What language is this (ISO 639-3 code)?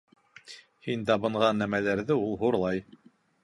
bak